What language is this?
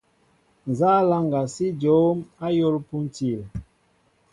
Mbo (Cameroon)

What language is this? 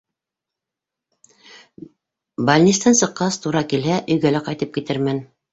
Bashkir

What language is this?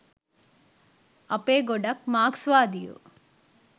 Sinhala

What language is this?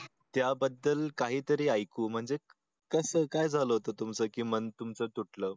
Marathi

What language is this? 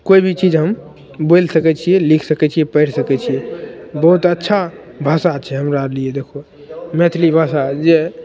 Maithili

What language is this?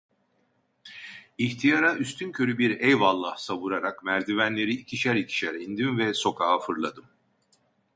Turkish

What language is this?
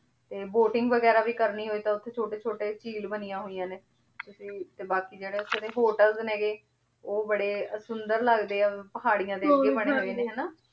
Punjabi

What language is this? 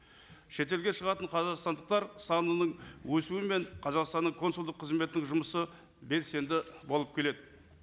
Kazakh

